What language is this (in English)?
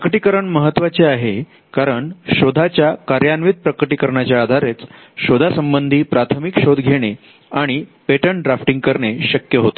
Marathi